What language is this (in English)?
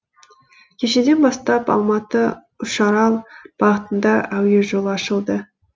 Kazakh